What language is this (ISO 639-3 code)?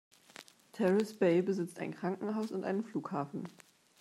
deu